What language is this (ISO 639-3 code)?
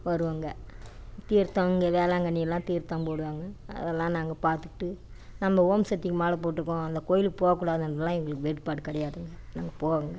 tam